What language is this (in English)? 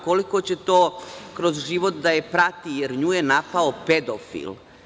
Serbian